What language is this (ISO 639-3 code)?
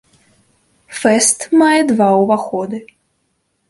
bel